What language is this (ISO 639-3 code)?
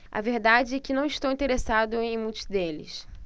por